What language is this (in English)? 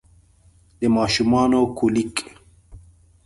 Pashto